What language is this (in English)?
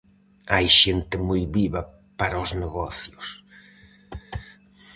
Galician